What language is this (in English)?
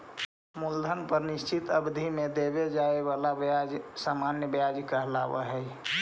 Magahi